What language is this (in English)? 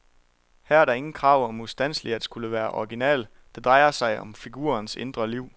Danish